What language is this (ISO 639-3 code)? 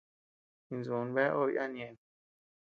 cux